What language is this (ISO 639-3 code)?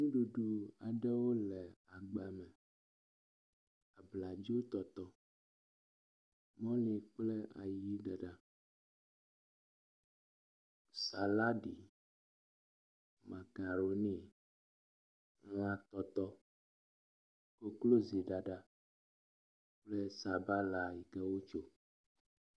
ewe